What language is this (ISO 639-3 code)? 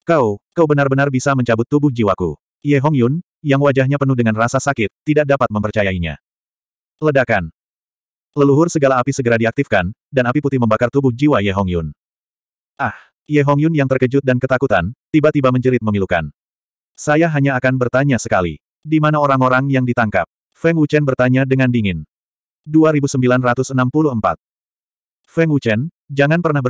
ind